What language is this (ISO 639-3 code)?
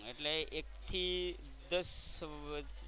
guj